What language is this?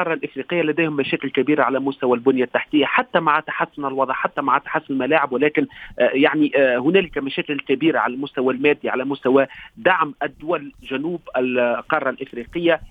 Arabic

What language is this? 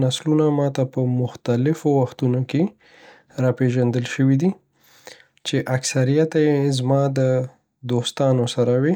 Pashto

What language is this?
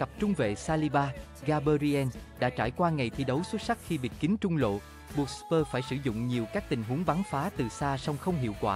Vietnamese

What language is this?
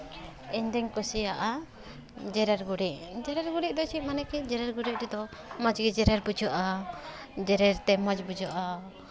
Santali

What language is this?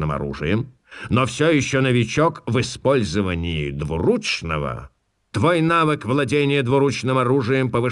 Russian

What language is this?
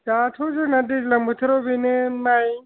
Bodo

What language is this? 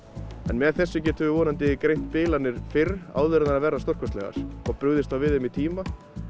Icelandic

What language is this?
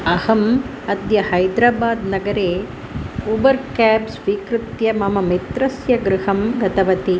Sanskrit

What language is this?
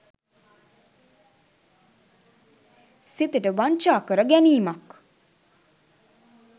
Sinhala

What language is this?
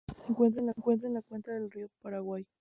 Spanish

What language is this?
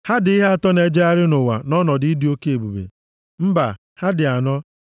Igbo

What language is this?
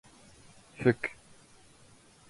Standard Moroccan Tamazight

